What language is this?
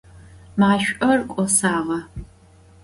Adyghe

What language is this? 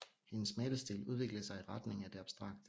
Danish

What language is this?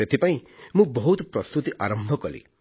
Odia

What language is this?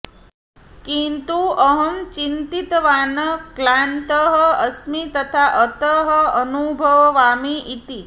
Sanskrit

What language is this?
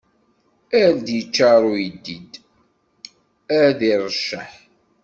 Kabyle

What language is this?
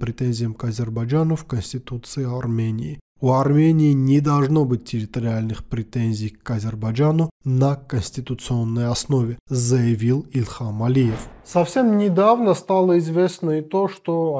Russian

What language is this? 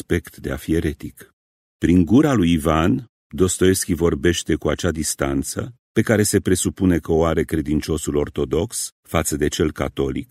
Romanian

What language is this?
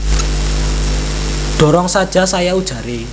Javanese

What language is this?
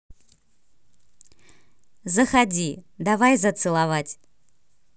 Russian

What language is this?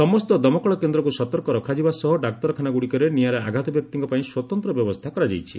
Odia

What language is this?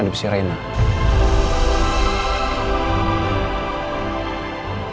Indonesian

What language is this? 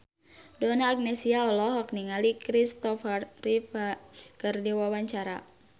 Sundanese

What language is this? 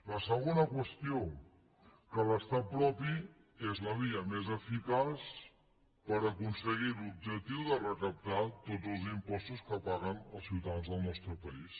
Catalan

